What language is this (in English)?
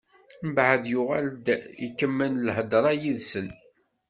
Kabyle